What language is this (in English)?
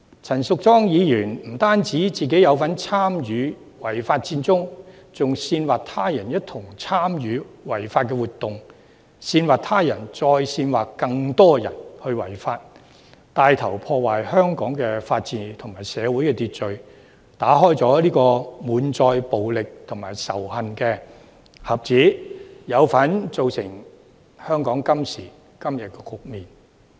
Cantonese